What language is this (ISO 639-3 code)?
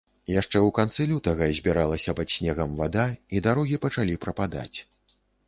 bel